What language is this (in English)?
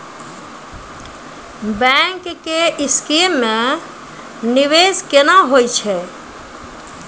Maithili